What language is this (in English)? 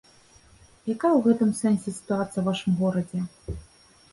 Belarusian